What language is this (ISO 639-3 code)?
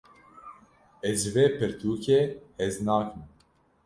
kur